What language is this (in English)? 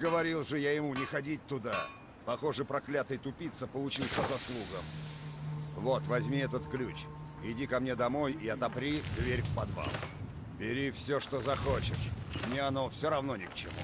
Russian